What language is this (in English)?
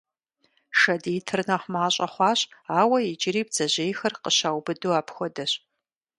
Kabardian